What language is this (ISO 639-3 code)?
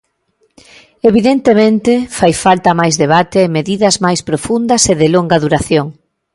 glg